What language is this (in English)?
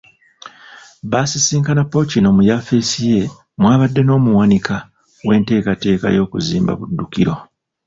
Ganda